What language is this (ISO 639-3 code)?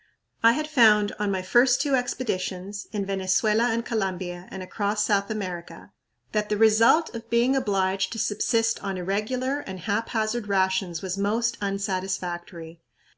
eng